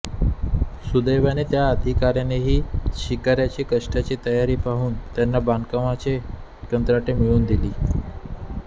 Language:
Marathi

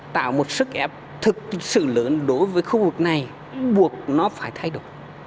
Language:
Vietnamese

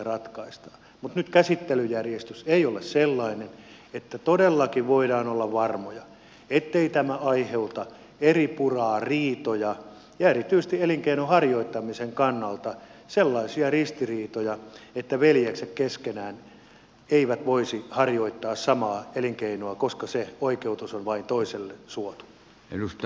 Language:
Finnish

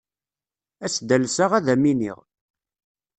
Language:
Kabyle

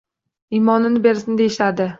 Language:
Uzbek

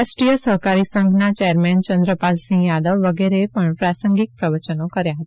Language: Gujarati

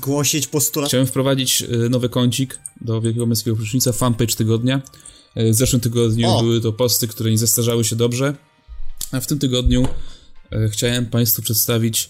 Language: Polish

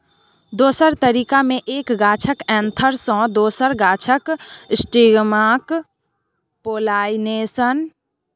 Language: Maithili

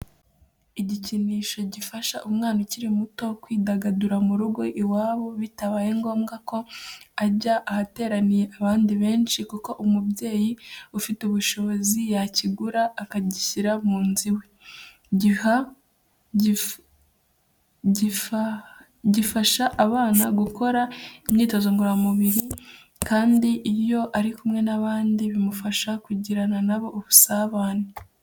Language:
Kinyarwanda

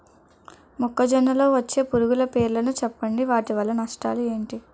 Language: Telugu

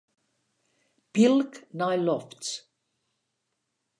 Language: Western Frisian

